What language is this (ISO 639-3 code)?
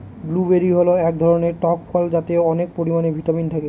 ben